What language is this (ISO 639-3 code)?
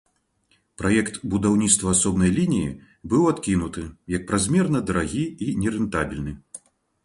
bel